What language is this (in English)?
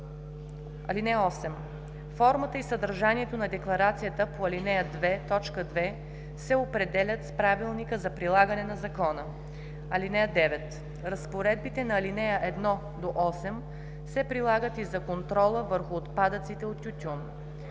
Bulgarian